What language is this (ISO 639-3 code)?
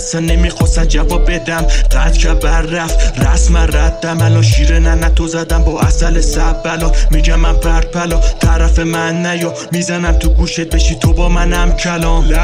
fas